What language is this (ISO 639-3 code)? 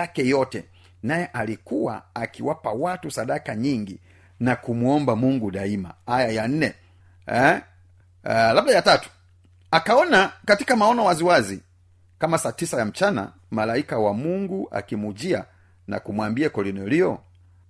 swa